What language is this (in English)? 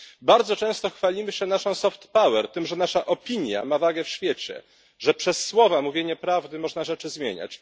Polish